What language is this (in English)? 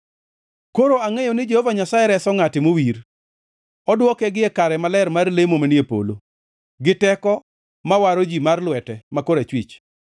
Luo (Kenya and Tanzania)